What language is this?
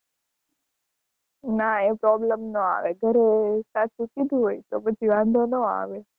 Gujarati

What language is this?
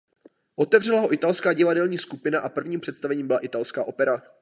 Czech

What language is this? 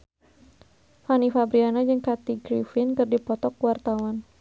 Sundanese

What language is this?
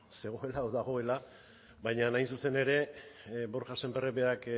Basque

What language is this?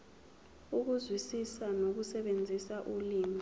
Zulu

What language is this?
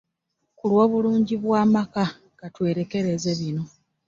Ganda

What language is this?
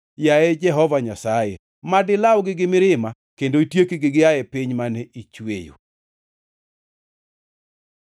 Luo (Kenya and Tanzania)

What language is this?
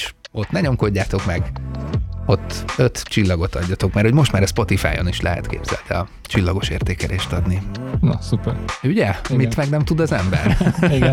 Hungarian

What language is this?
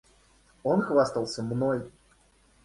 Russian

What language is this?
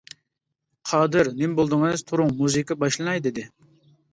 Uyghur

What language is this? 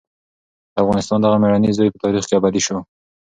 Pashto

